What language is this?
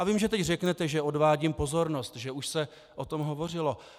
Czech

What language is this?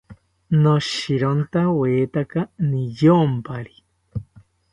South Ucayali Ashéninka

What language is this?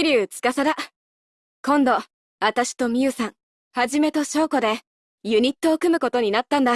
Japanese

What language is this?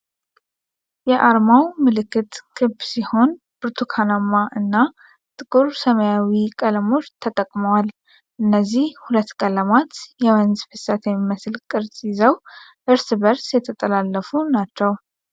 Amharic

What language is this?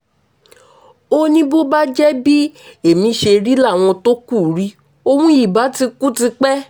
Yoruba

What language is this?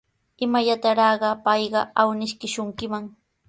Sihuas Ancash Quechua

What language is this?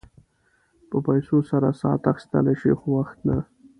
Pashto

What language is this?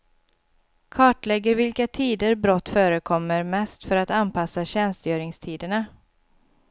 Swedish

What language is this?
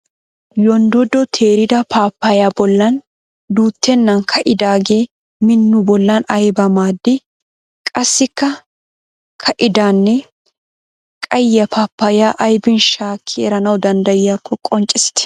Wolaytta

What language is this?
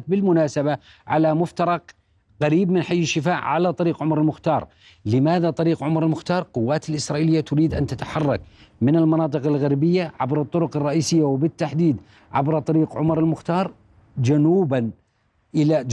Arabic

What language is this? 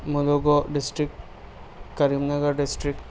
Urdu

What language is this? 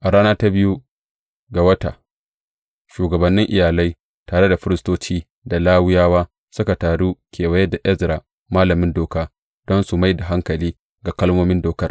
Hausa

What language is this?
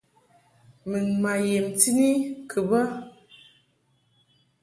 Mungaka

